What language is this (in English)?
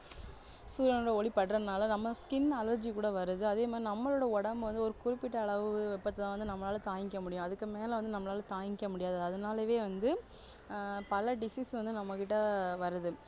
Tamil